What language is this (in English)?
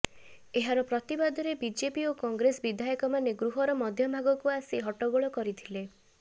Odia